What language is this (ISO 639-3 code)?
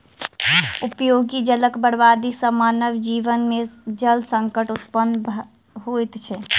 mai